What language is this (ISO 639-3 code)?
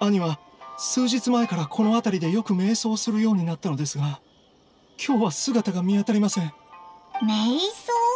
jpn